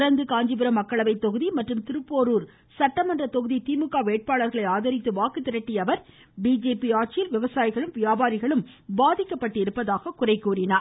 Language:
Tamil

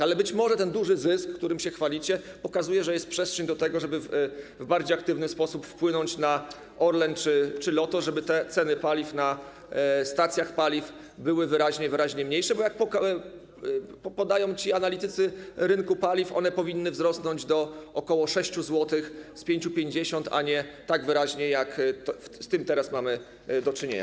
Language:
Polish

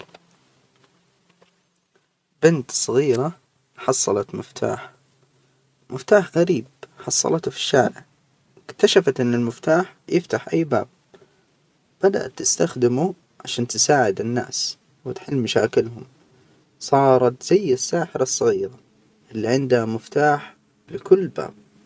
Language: Hijazi Arabic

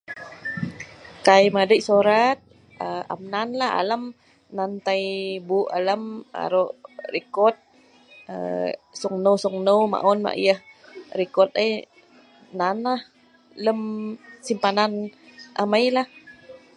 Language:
Sa'ban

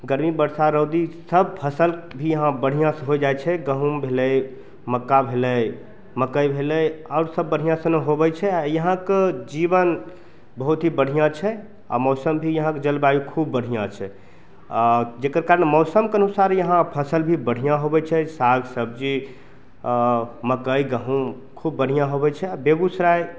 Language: Maithili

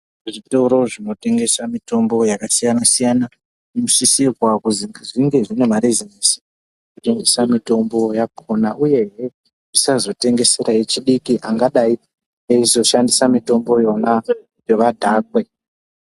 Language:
Ndau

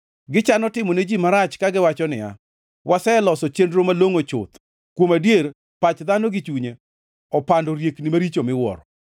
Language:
Luo (Kenya and Tanzania)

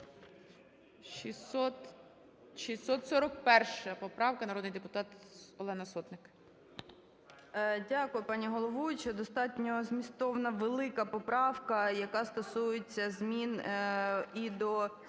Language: Ukrainian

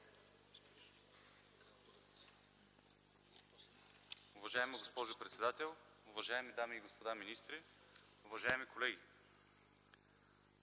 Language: Bulgarian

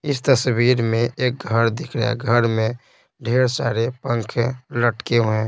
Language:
Hindi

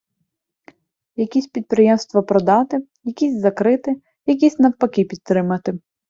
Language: Ukrainian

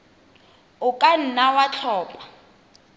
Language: Tswana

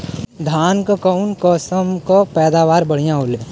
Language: Bhojpuri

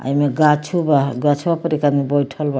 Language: Bhojpuri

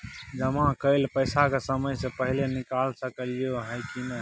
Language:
Maithili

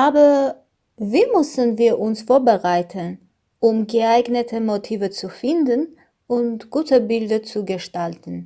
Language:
German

